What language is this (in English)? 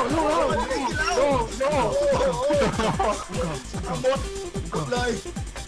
Thai